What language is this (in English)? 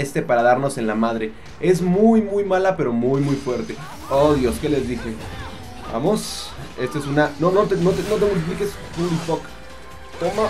Spanish